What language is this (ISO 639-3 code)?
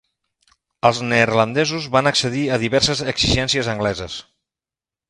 cat